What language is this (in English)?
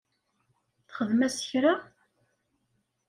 Kabyle